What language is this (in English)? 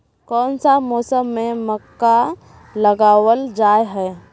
Magahi